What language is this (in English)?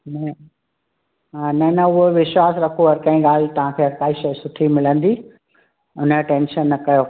Sindhi